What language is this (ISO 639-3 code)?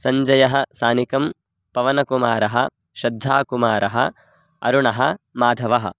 san